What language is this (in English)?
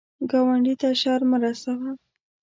Pashto